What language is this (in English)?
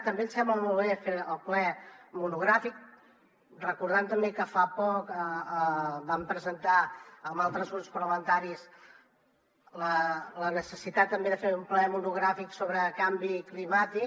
Catalan